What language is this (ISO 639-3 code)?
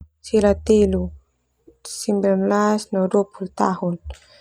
twu